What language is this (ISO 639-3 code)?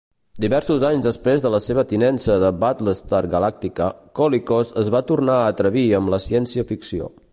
cat